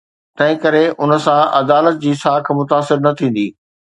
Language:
Sindhi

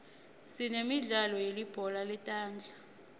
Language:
Swati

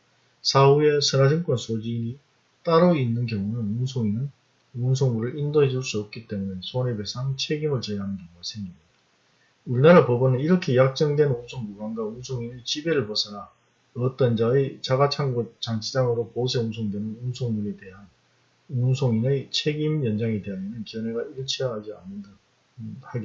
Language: Korean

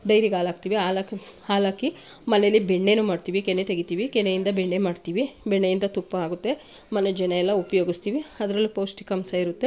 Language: Kannada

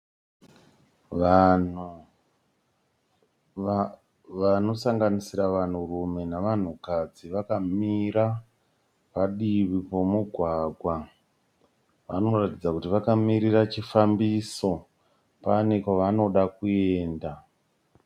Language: Shona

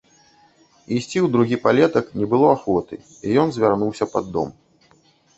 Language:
Belarusian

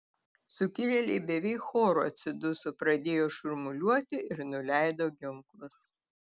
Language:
Lithuanian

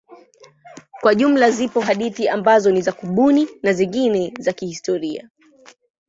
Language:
Swahili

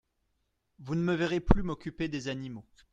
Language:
French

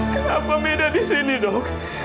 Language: Indonesian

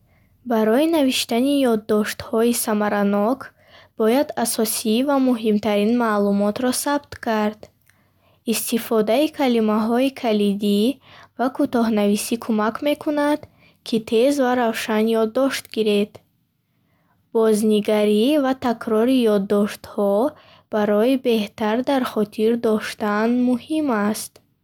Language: Bukharic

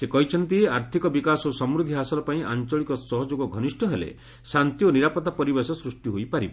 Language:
Odia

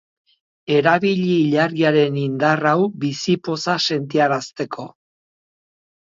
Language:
Basque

